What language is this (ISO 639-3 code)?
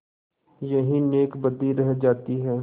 hin